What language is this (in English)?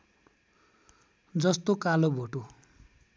Nepali